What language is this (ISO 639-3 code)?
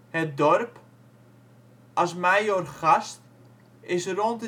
nld